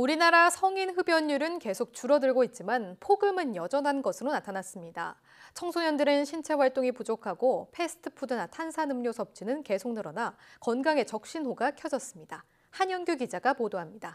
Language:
Korean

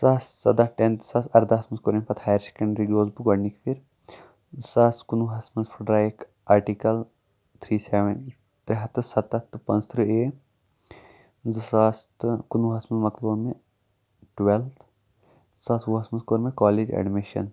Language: Kashmiri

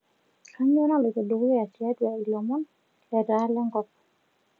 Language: Masai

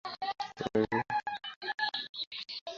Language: Bangla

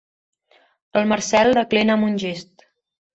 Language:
Catalan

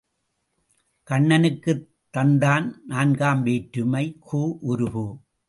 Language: Tamil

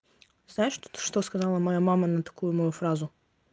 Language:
Russian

